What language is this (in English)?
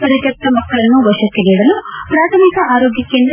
Kannada